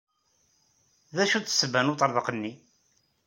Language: Kabyle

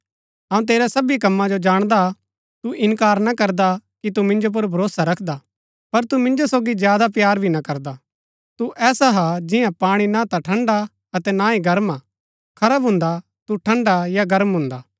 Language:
Gaddi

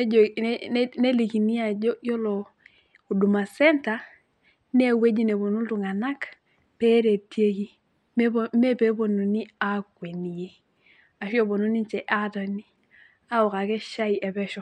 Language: Masai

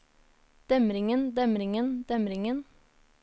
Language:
Norwegian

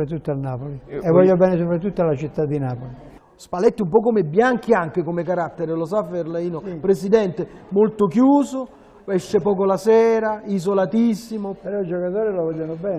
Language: Italian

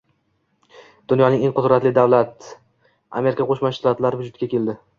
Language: Uzbek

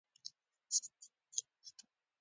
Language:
Pashto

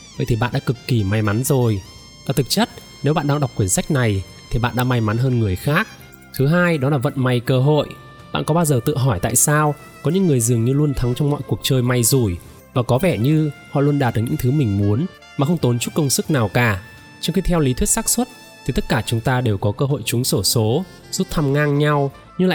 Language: Vietnamese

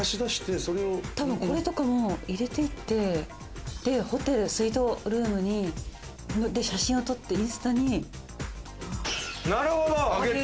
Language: Japanese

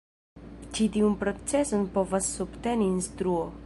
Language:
Esperanto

